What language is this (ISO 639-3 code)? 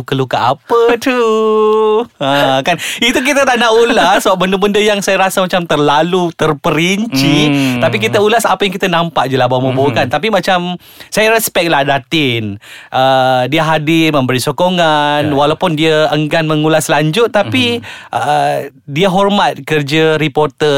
msa